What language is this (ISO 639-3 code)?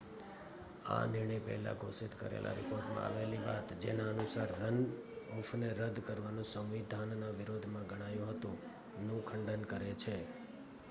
guj